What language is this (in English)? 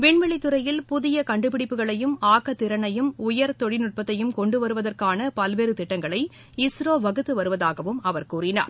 Tamil